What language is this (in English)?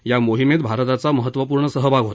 Marathi